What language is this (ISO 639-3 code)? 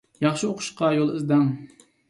uig